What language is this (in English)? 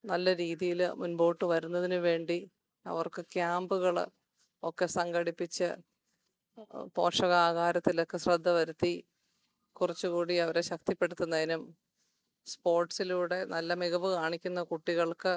Malayalam